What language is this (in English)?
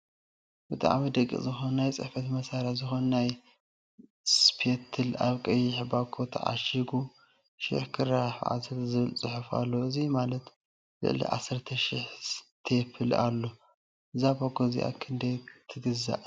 Tigrinya